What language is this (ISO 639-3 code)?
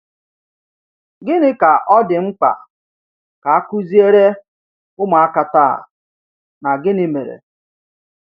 ibo